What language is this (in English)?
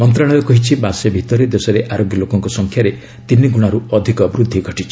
Odia